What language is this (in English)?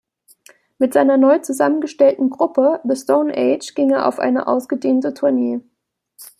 German